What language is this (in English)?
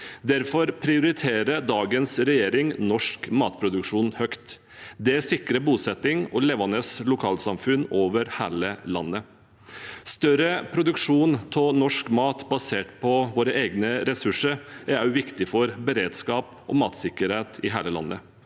Norwegian